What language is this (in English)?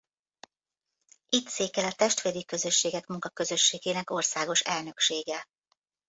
Hungarian